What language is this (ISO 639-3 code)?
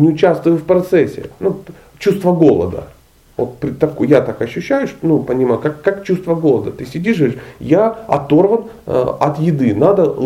rus